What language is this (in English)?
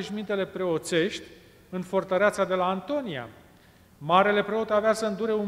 Romanian